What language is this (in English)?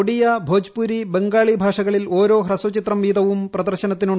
Malayalam